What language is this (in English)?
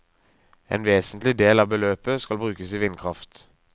Norwegian